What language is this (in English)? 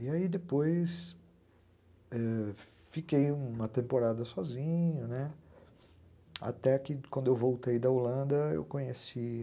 Portuguese